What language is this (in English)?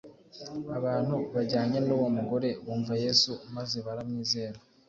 Kinyarwanda